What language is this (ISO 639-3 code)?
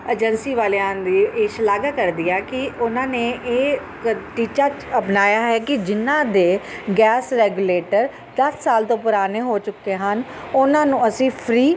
pan